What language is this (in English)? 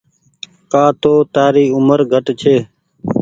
Goaria